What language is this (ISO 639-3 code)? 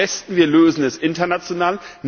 deu